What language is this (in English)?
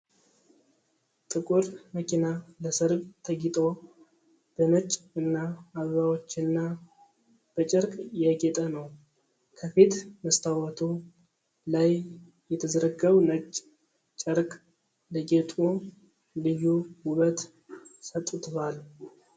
Amharic